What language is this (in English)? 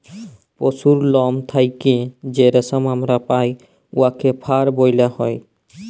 Bangla